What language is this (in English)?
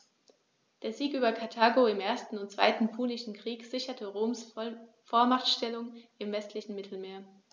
German